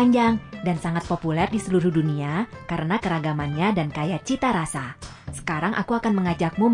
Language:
Indonesian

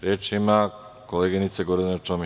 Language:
Serbian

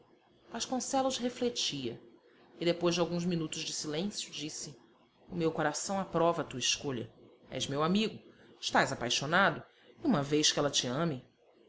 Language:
Portuguese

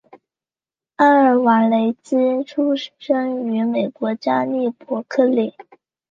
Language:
Chinese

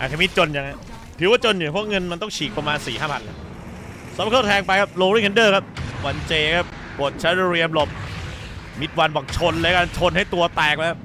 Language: Thai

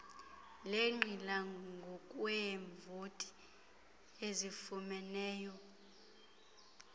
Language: Xhosa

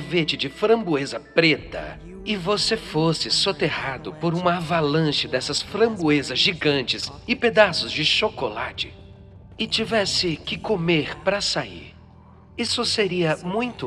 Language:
Portuguese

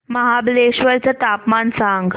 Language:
Marathi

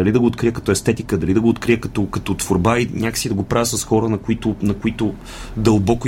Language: Bulgarian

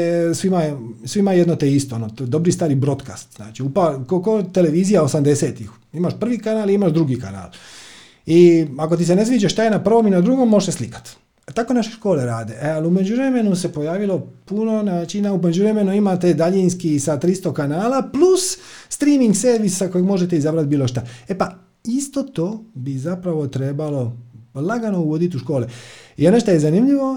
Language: Croatian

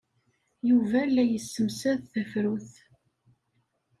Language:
Kabyle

